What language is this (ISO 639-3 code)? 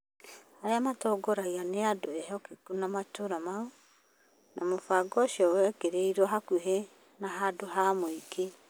kik